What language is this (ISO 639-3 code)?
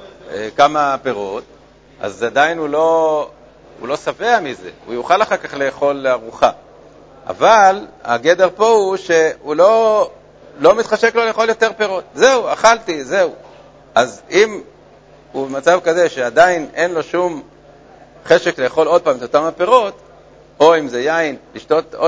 heb